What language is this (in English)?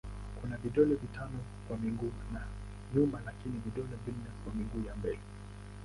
Swahili